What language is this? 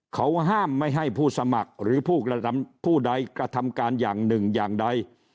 Thai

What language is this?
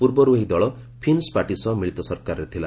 Odia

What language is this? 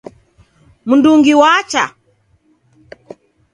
Taita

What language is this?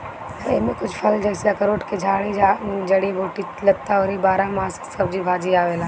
Bhojpuri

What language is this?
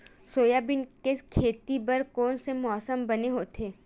Chhattisgarhi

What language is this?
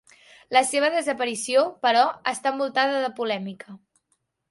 Catalan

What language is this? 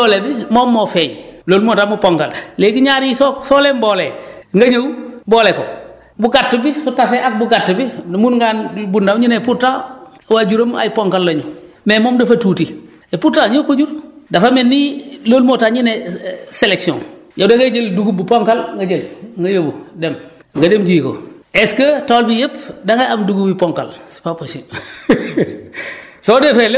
Wolof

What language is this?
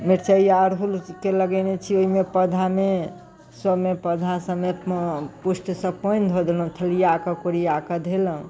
Maithili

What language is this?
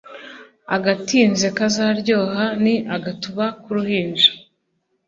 Kinyarwanda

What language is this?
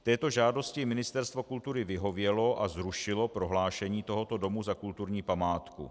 Czech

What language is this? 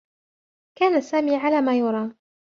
Arabic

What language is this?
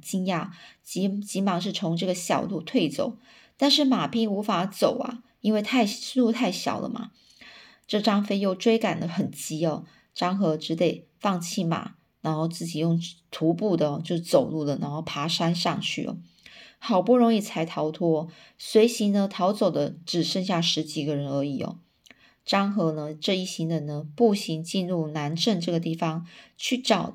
Chinese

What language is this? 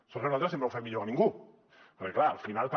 Catalan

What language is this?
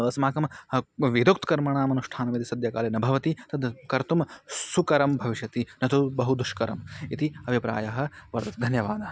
Sanskrit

